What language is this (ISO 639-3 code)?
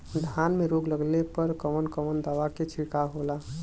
bho